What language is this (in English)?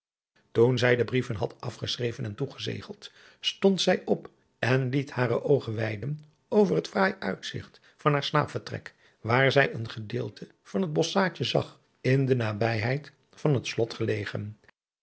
Dutch